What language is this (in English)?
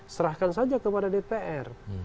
Indonesian